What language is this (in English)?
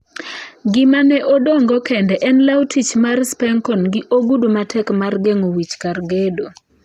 Luo (Kenya and Tanzania)